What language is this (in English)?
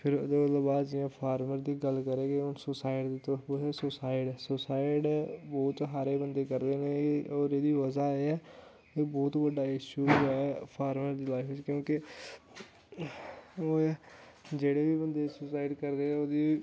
Dogri